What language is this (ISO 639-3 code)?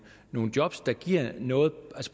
dan